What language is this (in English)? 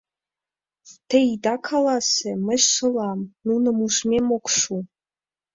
Mari